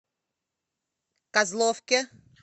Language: Russian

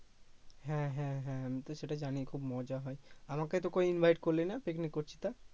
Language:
Bangla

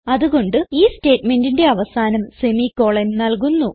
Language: Malayalam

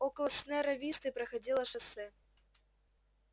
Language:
Russian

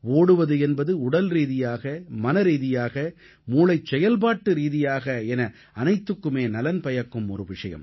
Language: Tamil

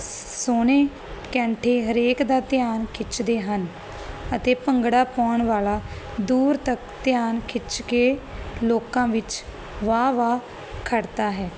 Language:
Punjabi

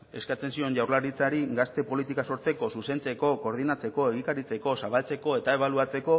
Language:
Basque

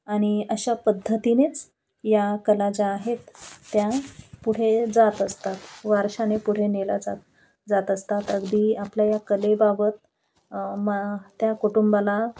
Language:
Marathi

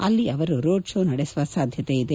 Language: Kannada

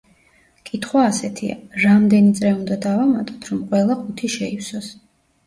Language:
Georgian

